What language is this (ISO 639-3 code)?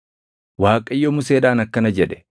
orm